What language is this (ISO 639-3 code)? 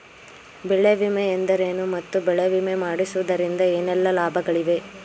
kan